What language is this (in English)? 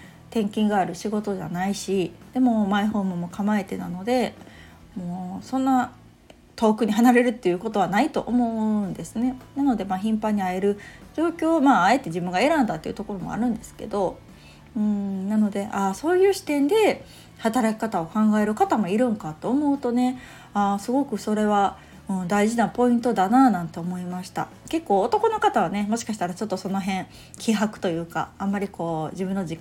Japanese